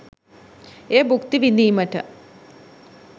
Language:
Sinhala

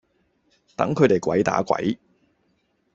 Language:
Cantonese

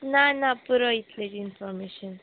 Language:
Konkani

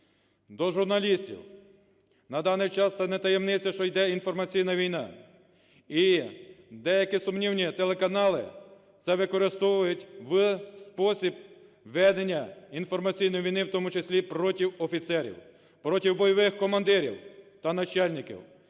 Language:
Ukrainian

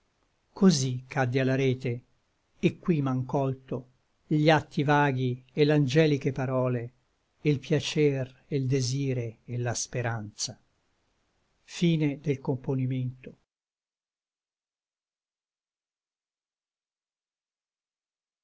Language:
Italian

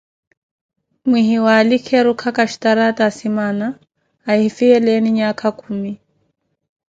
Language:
Koti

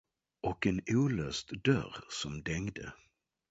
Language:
Swedish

